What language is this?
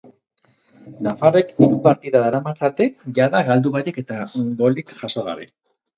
Basque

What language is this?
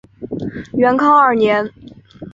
Chinese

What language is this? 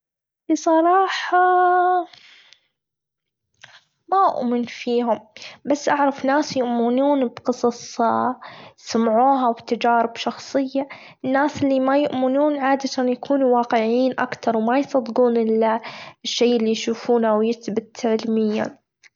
Gulf Arabic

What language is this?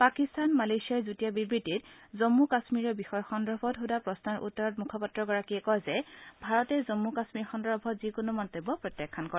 Assamese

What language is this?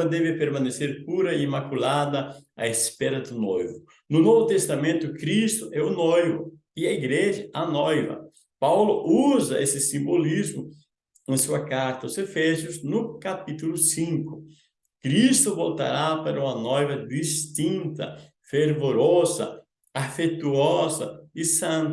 Portuguese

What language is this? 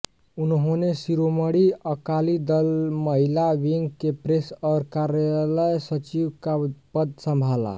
Hindi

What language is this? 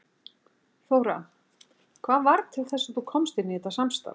Icelandic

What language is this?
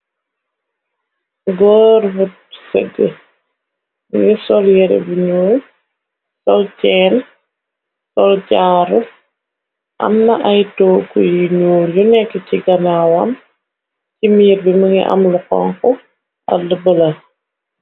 Wolof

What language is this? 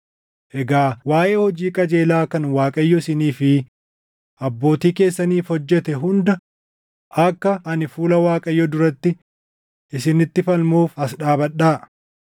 Oromo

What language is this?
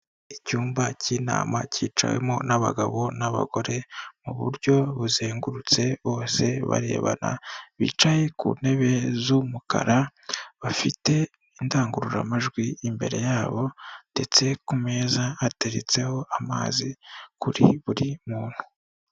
Kinyarwanda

